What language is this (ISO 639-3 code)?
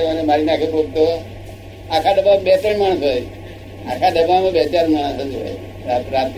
guj